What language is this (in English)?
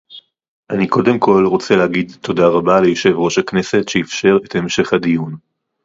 Hebrew